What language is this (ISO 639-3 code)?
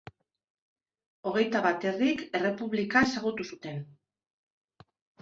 eus